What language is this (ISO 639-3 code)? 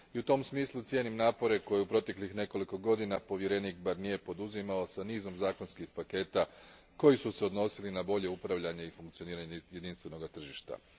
hrv